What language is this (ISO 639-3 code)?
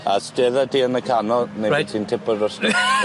cym